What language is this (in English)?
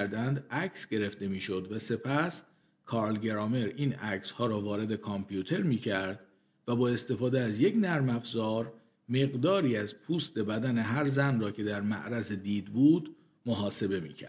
Persian